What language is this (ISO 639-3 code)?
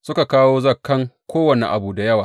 hau